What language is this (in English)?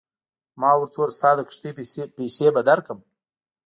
Pashto